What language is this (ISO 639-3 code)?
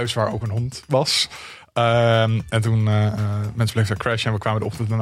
nld